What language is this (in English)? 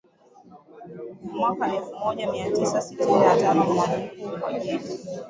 Swahili